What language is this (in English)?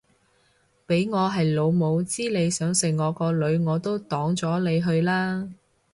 Cantonese